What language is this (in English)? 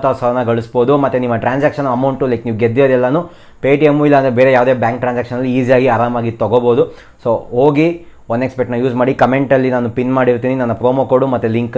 Kannada